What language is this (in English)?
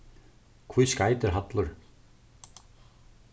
Faroese